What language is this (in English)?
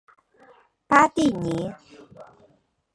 Chinese